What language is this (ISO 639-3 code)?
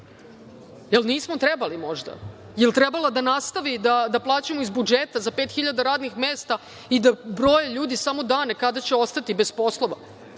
srp